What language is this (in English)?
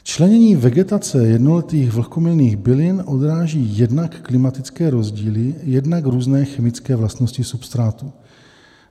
Czech